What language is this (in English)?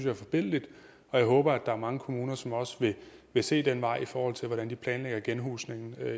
Danish